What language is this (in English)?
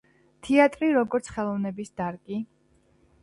Georgian